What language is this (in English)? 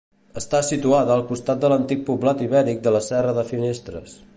Catalan